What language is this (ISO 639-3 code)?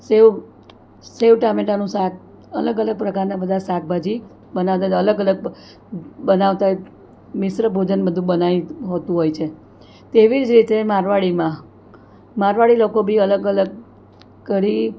guj